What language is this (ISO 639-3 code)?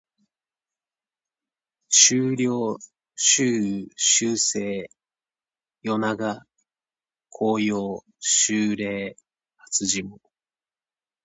jpn